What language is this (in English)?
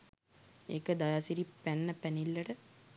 Sinhala